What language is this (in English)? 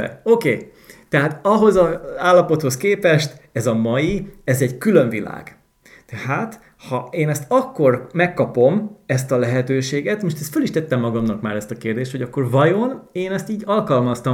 Hungarian